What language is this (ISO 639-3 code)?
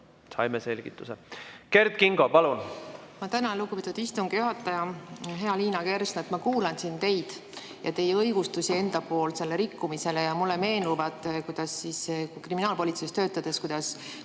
est